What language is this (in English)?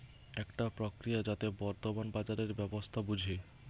Bangla